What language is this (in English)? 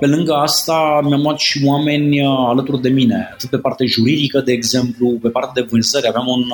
Romanian